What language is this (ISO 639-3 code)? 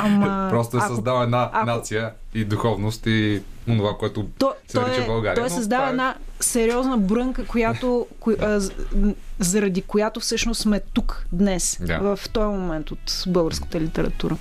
bul